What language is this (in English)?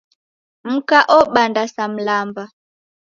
Taita